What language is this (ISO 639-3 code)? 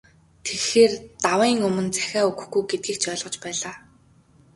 mon